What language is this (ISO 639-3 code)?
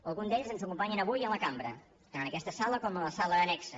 cat